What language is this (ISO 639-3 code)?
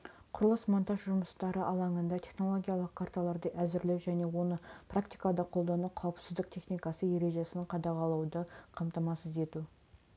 kaz